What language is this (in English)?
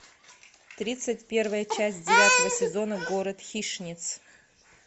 Russian